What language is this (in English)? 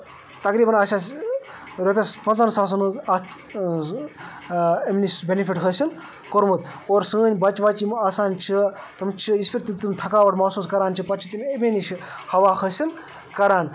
Kashmiri